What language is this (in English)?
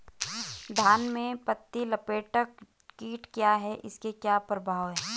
Hindi